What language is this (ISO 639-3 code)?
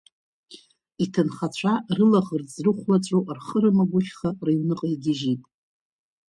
abk